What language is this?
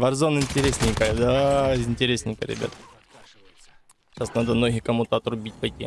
Russian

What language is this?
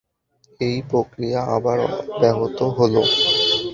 Bangla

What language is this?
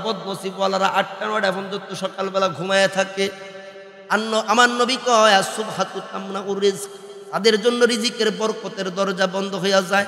Indonesian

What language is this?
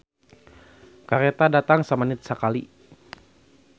Sundanese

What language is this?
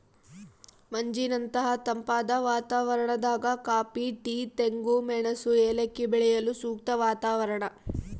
Kannada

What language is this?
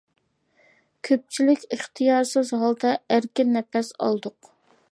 Uyghur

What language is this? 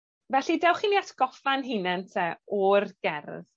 Welsh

